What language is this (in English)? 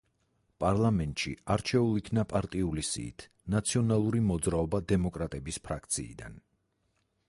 Georgian